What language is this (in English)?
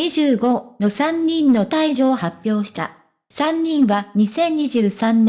Japanese